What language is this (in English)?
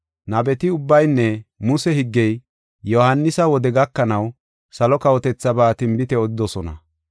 Gofa